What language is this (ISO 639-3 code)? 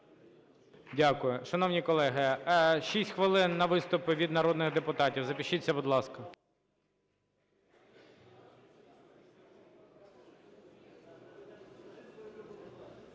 ukr